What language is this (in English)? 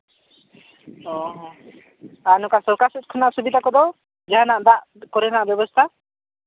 Santali